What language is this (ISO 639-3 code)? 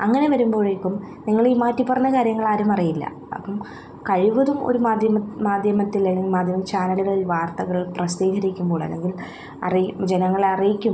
mal